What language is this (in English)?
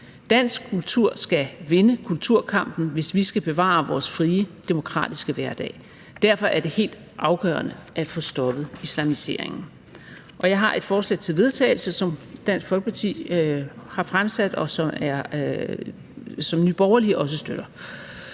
Danish